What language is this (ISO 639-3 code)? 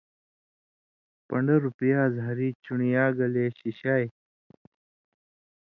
mvy